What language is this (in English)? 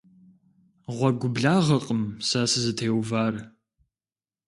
Kabardian